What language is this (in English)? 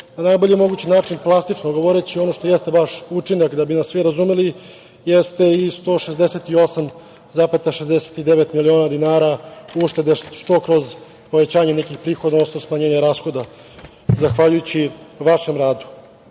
Serbian